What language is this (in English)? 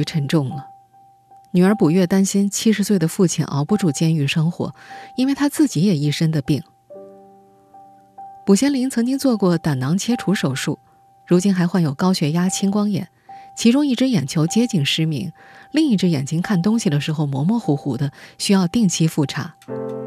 Chinese